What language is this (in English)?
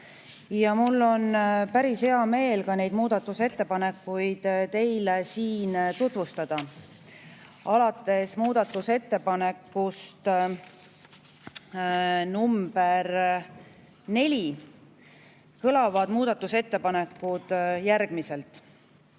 Estonian